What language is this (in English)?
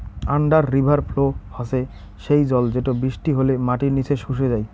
Bangla